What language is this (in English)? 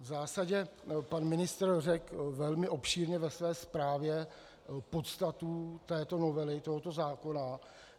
Czech